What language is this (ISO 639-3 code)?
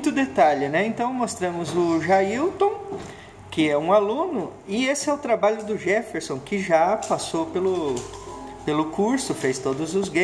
por